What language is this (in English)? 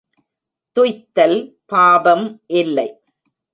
Tamil